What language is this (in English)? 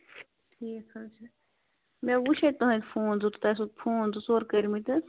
Kashmiri